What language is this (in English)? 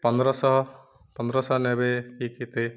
Odia